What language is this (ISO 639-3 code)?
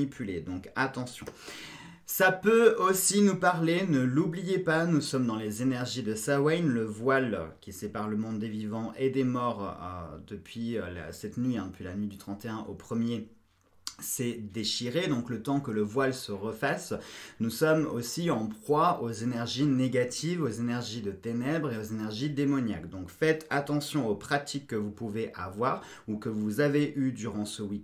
fra